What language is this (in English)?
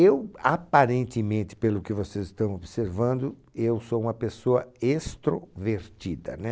Portuguese